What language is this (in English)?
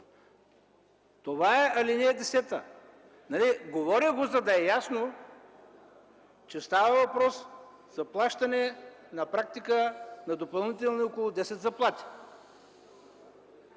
Bulgarian